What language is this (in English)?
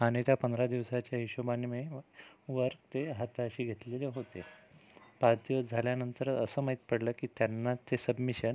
Marathi